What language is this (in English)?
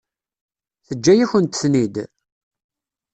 Kabyle